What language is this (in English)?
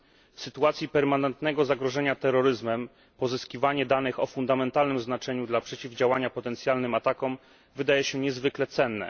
Polish